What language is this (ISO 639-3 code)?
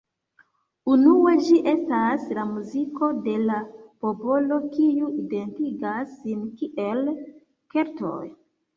epo